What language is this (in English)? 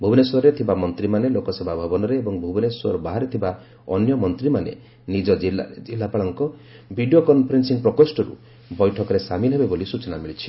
Odia